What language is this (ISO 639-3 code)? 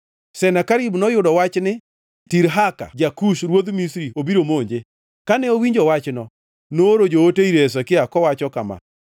luo